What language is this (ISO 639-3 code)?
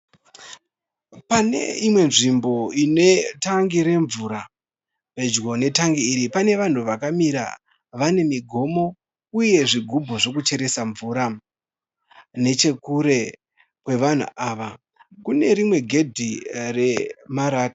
sna